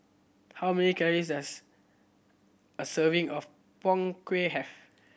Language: English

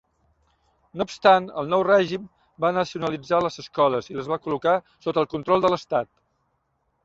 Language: Catalan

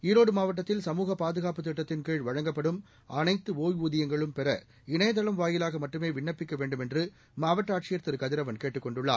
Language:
Tamil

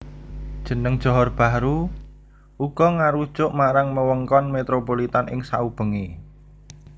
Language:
Javanese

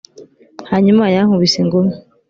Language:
Kinyarwanda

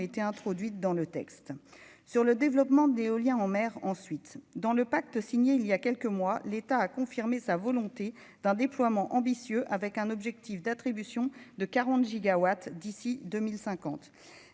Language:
French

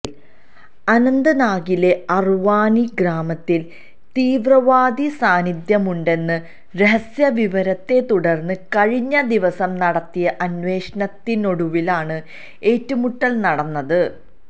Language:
Malayalam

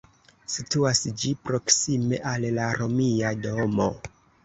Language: Esperanto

